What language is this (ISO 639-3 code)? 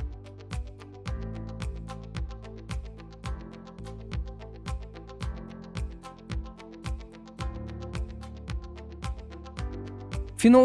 kir